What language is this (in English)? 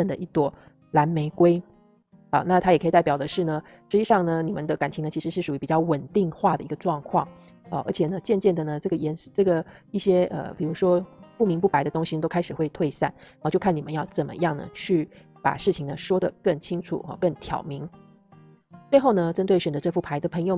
Chinese